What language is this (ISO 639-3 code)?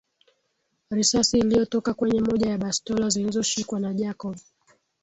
swa